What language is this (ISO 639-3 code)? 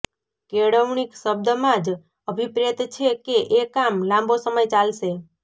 guj